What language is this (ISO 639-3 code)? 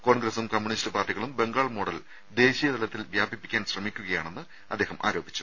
mal